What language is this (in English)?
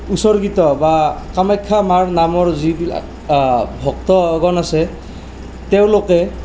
Assamese